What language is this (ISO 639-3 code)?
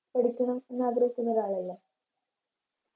mal